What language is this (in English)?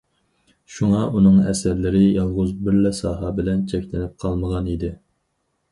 Uyghur